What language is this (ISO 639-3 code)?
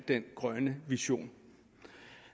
dan